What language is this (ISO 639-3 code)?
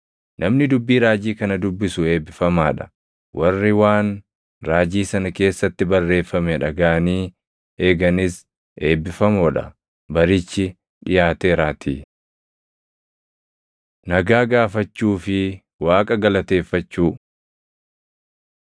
orm